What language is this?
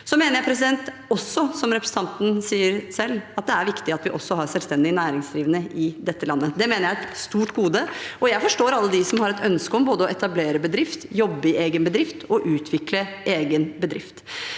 Norwegian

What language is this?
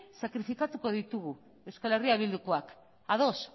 Basque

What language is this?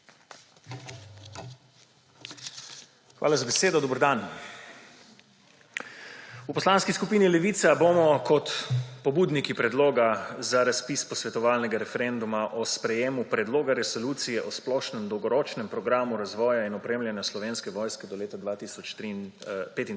Slovenian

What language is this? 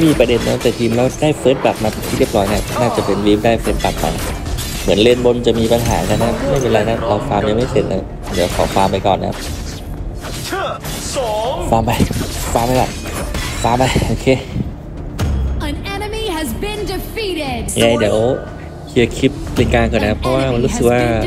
Thai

